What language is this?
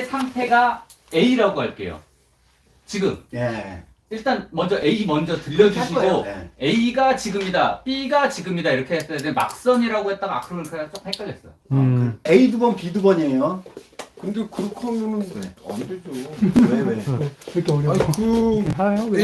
Korean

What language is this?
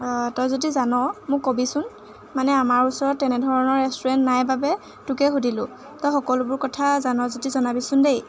Assamese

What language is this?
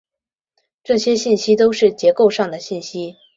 Chinese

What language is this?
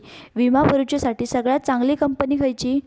Marathi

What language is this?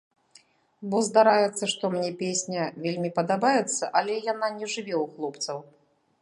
Belarusian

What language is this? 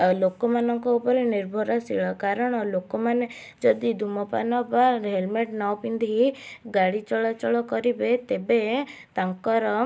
Odia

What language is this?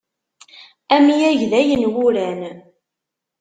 Kabyle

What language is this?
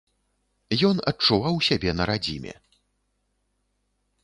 Belarusian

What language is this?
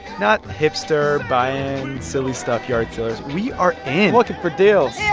English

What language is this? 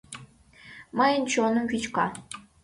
Mari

